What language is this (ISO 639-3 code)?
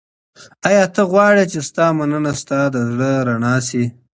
pus